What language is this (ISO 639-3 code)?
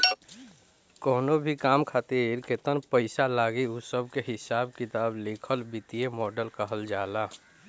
bho